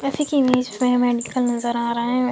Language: Hindi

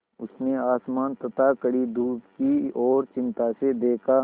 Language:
Hindi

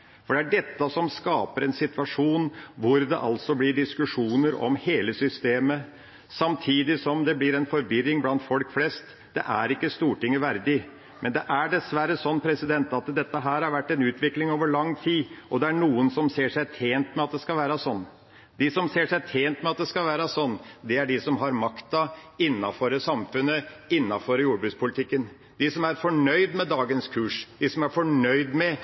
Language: Norwegian Bokmål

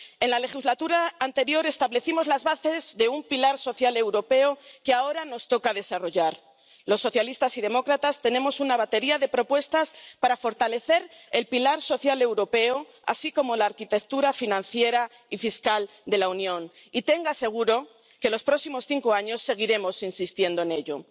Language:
Spanish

